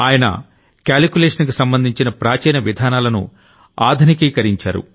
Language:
Telugu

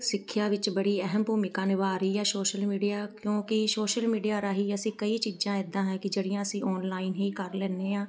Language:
Punjabi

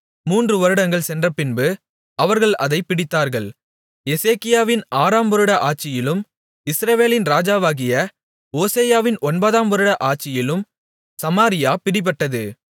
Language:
Tamil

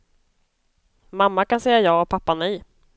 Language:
Swedish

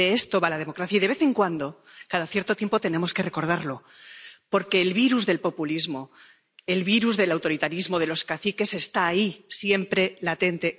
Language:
Spanish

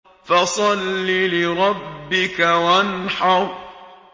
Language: Arabic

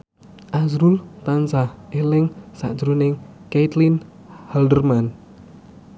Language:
Javanese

